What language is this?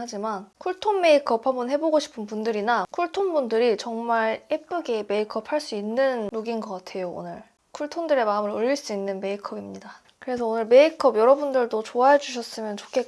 Korean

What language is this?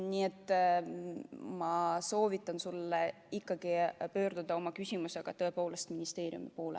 Estonian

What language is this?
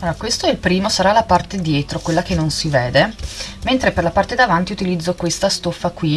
Italian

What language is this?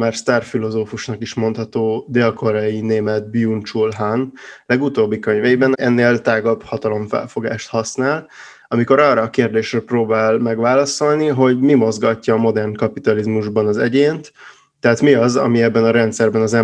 Hungarian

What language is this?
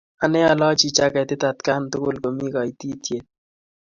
Kalenjin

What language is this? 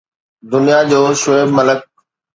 Sindhi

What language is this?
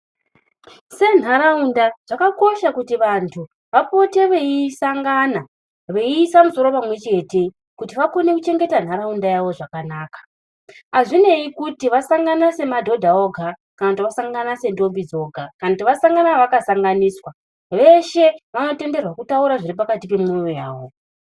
Ndau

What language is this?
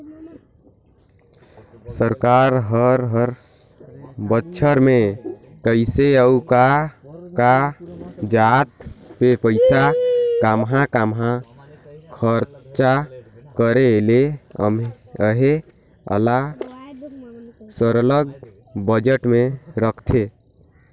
Chhattisgarhi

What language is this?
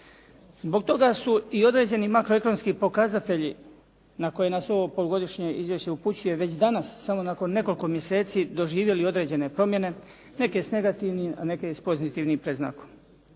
Croatian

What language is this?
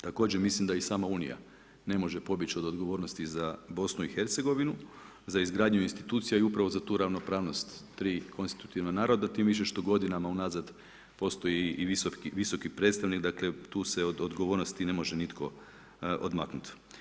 Croatian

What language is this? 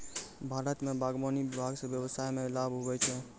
Maithili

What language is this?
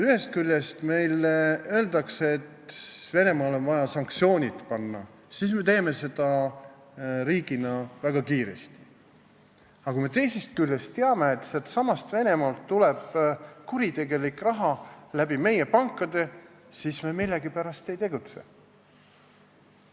Estonian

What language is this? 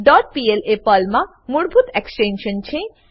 Gujarati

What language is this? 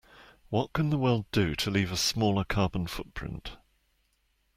English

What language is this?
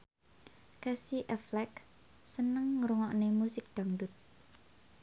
Javanese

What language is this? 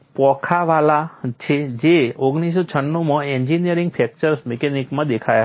Gujarati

